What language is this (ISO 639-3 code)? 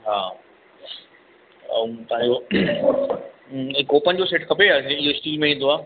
snd